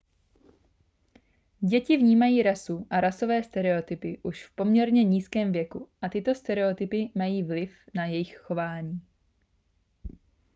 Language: Czech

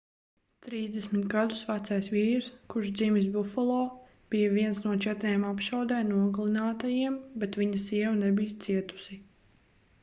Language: Latvian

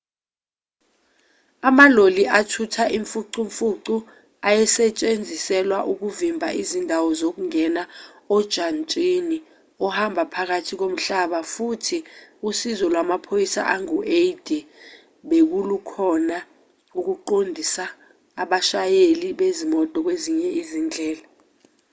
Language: Zulu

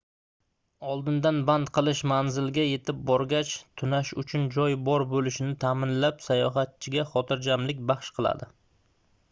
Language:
Uzbek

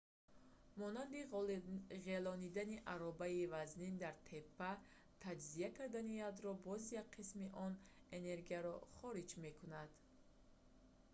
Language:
Tajik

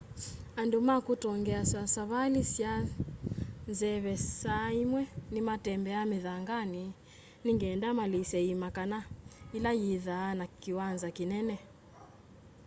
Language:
Kamba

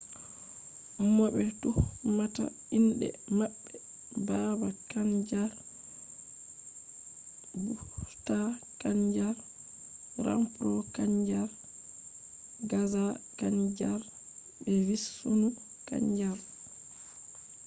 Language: Fula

